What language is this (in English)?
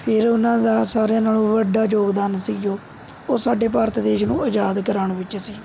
Punjabi